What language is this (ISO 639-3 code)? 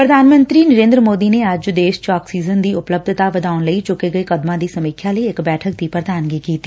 pan